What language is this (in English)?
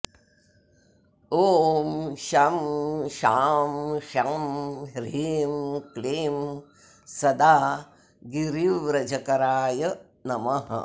Sanskrit